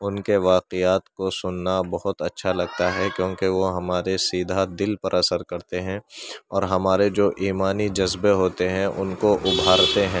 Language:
Urdu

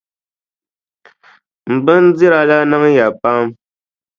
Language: Dagbani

